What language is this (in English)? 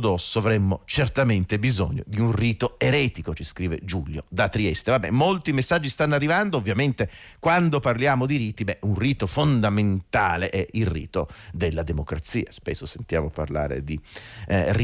Italian